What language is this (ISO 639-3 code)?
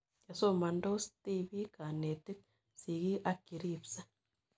kln